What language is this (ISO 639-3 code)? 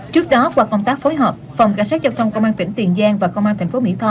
vie